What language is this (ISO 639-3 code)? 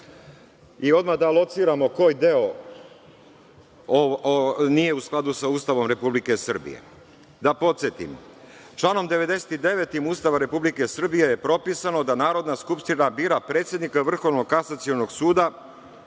srp